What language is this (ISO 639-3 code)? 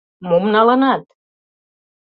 chm